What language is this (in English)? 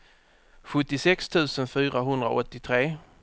Swedish